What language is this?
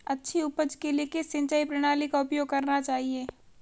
Hindi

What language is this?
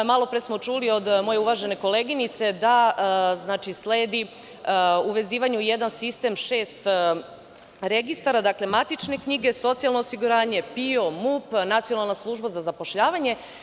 Serbian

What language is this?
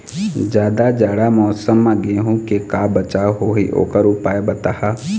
Chhattisgarhi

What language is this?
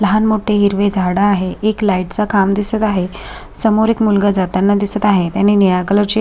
Marathi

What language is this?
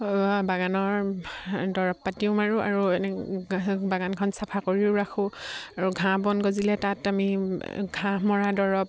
Assamese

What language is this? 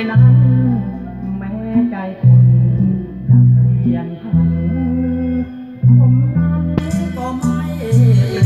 Thai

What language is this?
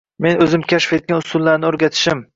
Uzbek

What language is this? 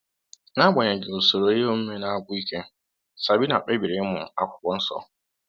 Igbo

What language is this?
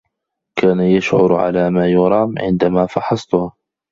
Arabic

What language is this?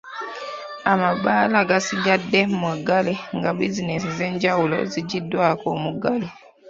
Ganda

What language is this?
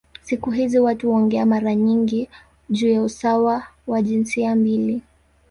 Swahili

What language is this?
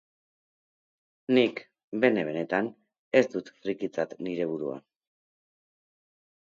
Basque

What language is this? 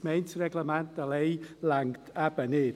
Swiss German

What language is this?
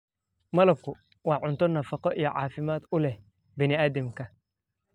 Somali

